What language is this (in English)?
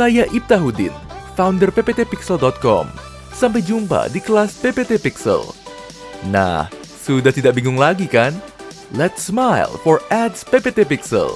Indonesian